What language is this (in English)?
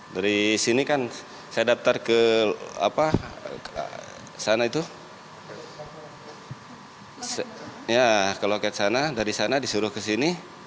Indonesian